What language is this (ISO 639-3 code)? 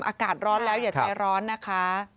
tha